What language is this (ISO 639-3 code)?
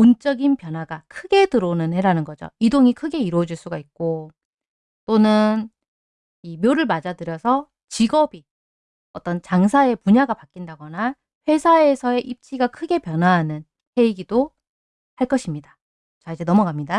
kor